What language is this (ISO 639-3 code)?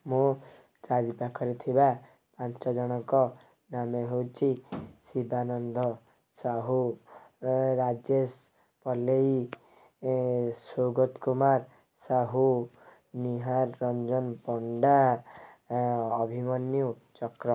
ori